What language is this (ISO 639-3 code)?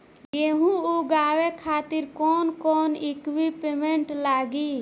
bho